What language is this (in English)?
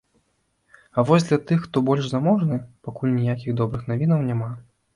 Belarusian